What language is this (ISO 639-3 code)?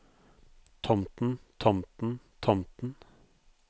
nor